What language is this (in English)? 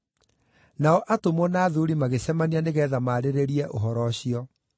Kikuyu